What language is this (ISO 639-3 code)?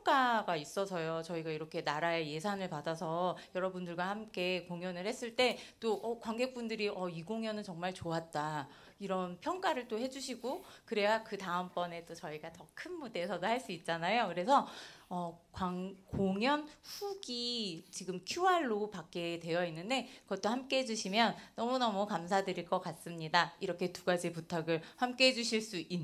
kor